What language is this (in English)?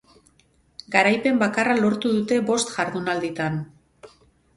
Basque